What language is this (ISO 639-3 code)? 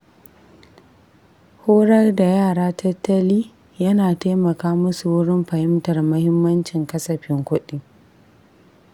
hau